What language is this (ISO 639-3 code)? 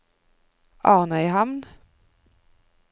nor